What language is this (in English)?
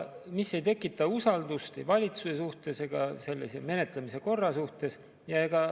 Estonian